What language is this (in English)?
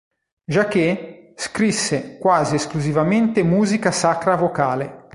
Italian